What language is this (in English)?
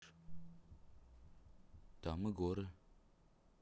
Russian